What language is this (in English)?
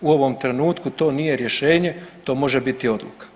Croatian